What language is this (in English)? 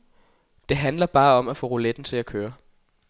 Danish